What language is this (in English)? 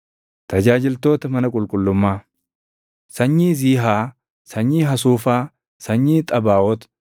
Oromo